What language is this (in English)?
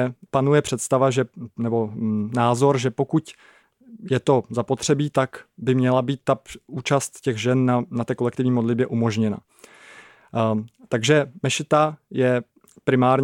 Czech